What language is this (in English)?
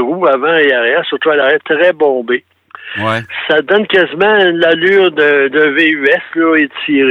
French